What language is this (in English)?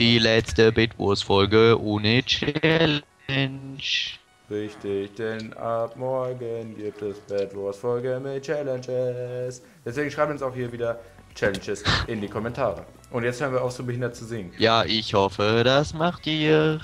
German